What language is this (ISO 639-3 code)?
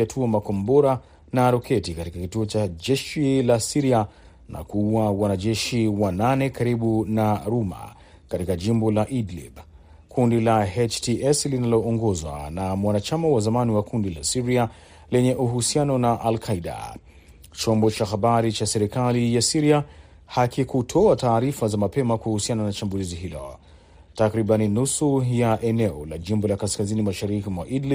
swa